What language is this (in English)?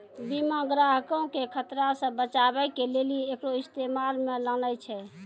Maithili